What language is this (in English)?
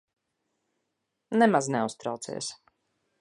Latvian